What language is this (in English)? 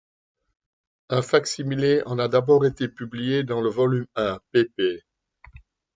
French